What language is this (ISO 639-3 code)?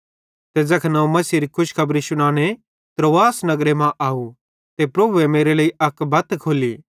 bhd